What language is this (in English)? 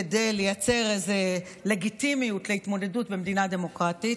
Hebrew